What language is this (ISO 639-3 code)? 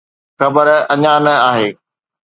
snd